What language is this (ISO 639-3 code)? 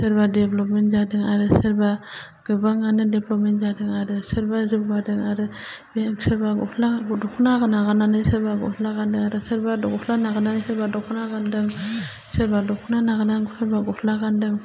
brx